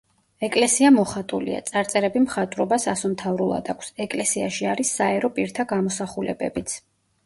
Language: Georgian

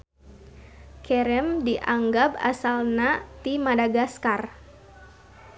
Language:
Sundanese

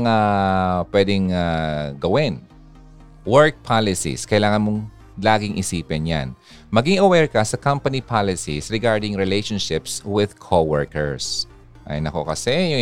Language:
Filipino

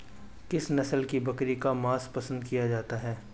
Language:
Hindi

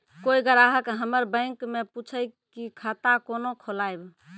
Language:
Maithili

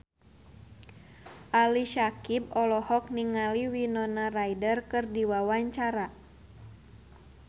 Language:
Sundanese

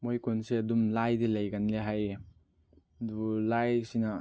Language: Manipuri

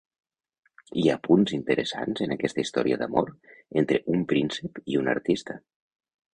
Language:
Catalan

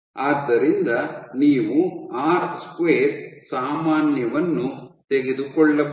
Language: Kannada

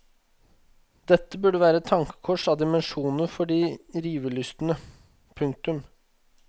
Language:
Norwegian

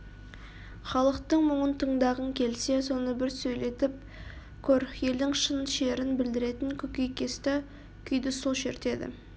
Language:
Kazakh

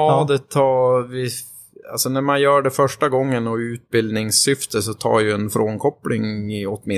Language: Swedish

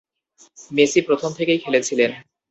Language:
Bangla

